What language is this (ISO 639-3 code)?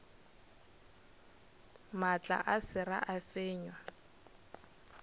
nso